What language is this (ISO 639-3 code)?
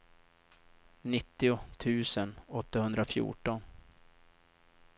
swe